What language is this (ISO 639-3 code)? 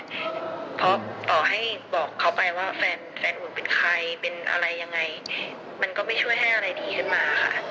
tha